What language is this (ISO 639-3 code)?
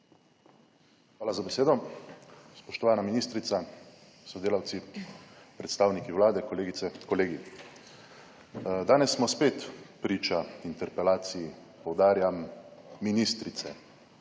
slv